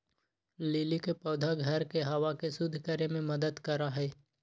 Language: Magahi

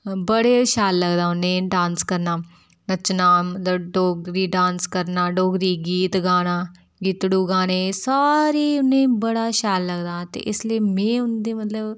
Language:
Dogri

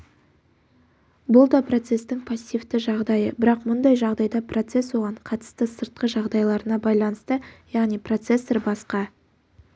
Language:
Kazakh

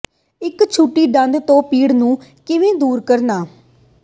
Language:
Punjabi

